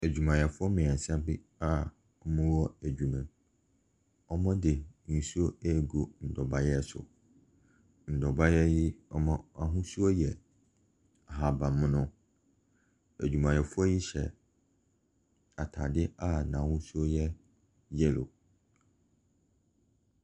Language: Akan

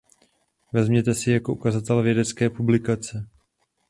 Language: Czech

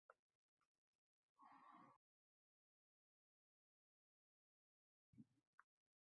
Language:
Uzbek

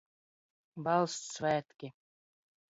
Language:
Latvian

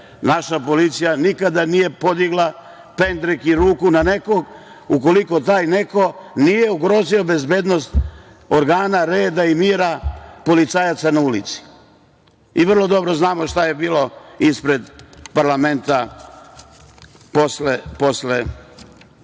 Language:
Serbian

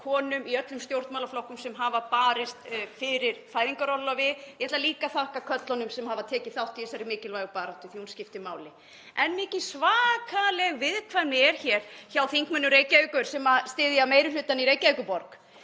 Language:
Icelandic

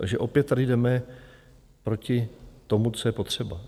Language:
Czech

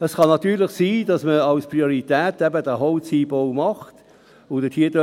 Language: Swiss German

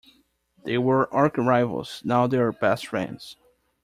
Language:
English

